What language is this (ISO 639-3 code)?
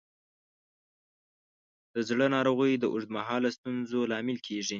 pus